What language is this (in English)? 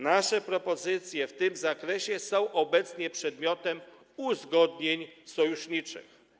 Polish